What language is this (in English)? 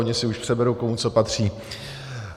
Czech